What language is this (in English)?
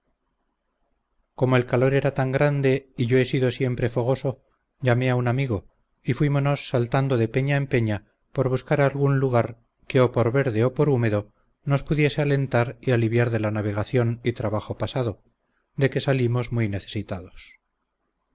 Spanish